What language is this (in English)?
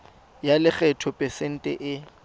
Tswana